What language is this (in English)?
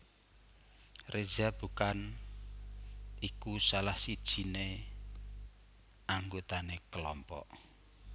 Javanese